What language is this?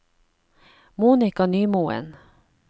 Norwegian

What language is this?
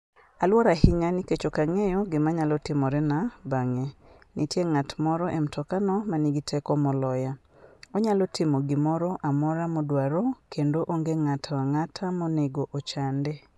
Luo (Kenya and Tanzania)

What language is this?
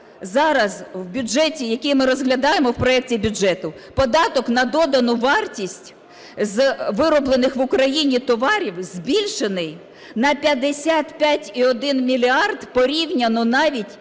Ukrainian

